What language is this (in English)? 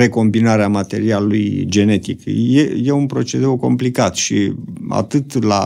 Romanian